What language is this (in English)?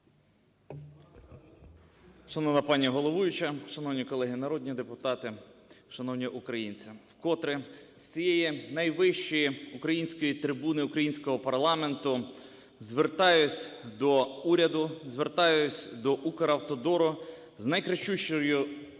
Ukrainian